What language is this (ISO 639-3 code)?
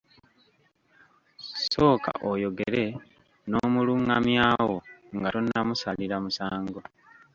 lug